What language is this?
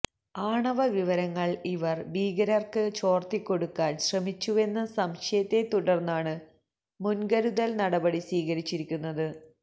Malayalam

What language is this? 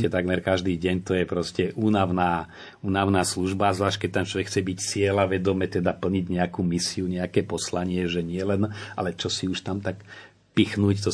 Slovak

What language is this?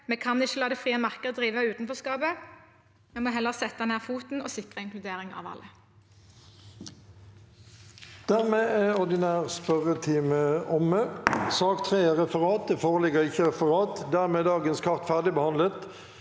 Norwegian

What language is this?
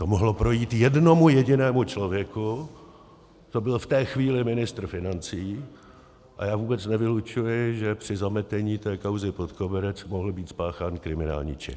Czech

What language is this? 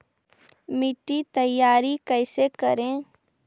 Magahi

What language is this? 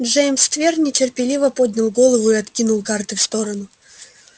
Russian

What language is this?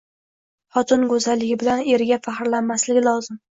Uzbek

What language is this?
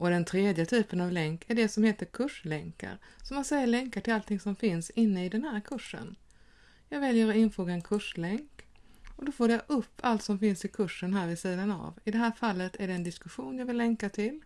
Swedish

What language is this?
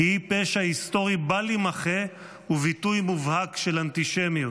Hebrew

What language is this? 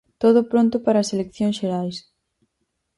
Galician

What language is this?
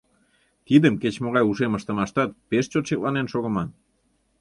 Mari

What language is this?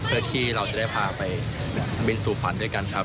Thai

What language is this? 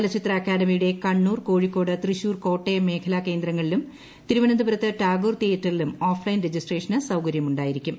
Malayalam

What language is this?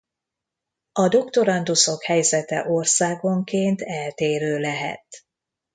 Hungarian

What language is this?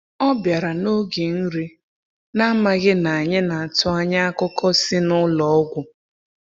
Igbo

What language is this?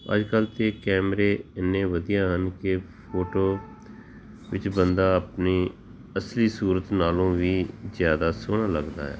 Punjabi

